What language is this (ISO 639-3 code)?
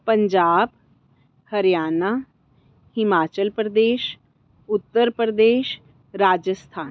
pan